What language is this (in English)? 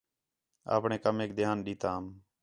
Khetrani